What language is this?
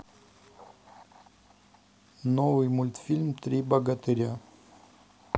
Russian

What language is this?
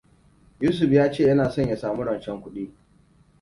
Hausa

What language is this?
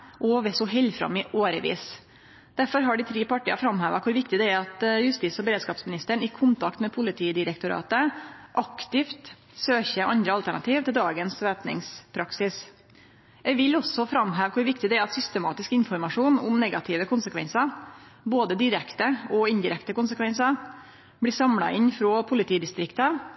Norwegian Nynorsk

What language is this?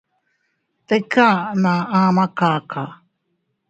Teutila Cuicatec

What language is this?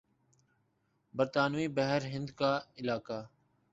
Urdu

